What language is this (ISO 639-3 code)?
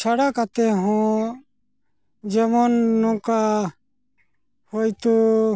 sat